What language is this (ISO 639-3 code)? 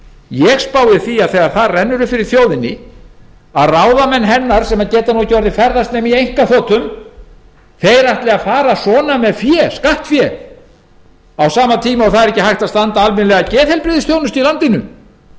isl